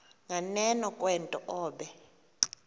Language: Xhosa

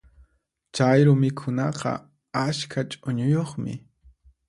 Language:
Puno Quechua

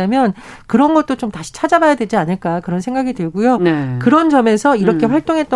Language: Korean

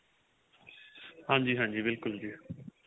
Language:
Punjabi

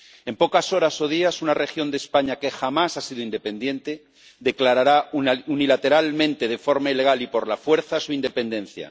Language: Spanish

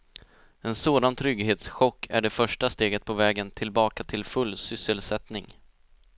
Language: Swedish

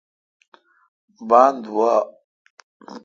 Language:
Kalkoti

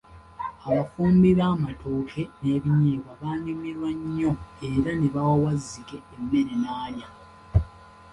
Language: Ganda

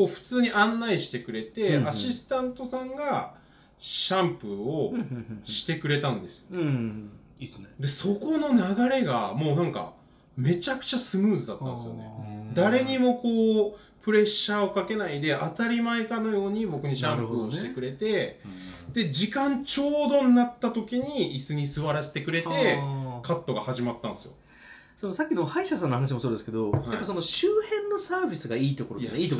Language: Japanese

